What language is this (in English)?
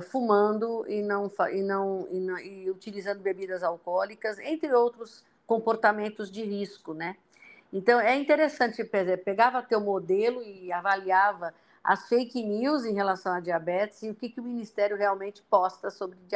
Portuguese